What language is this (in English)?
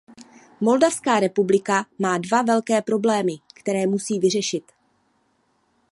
Czech